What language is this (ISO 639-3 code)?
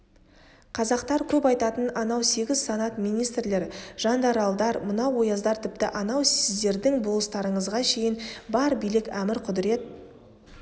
kaz